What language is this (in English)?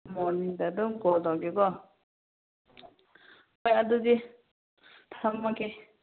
Manipuri